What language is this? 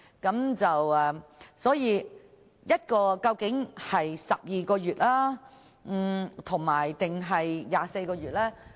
Cantonese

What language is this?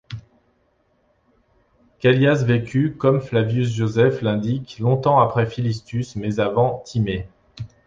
French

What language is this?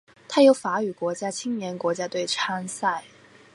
Chinese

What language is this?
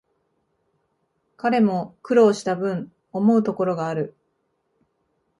Japanese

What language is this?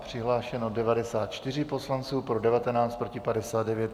Czech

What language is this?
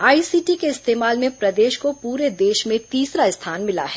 Hindi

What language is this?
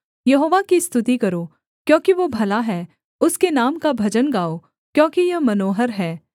Hindi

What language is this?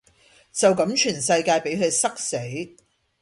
Cantonese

